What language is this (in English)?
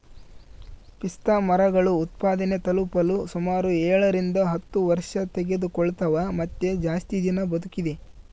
Kannada